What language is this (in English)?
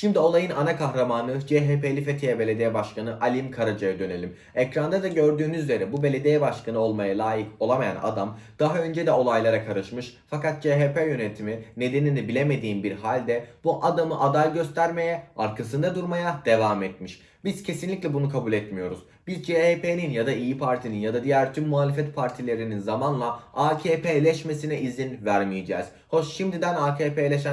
Turkish